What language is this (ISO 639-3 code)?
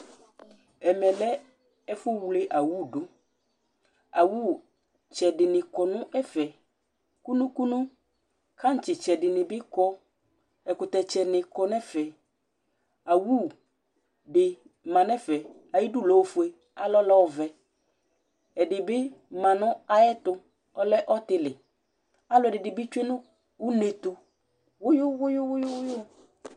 kpo